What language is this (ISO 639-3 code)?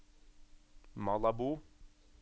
nor